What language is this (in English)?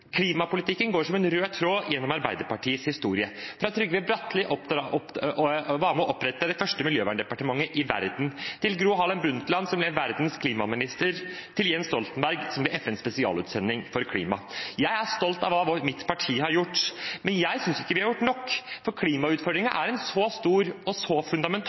Norwegian Bokmål